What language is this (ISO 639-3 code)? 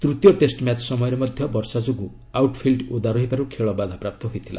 ori